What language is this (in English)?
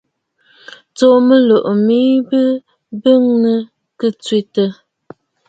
Bafut